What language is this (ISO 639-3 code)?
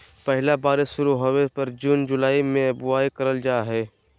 mag